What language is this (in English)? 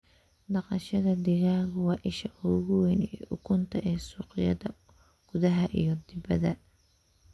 Somali